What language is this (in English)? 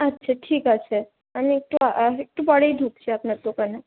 Bangla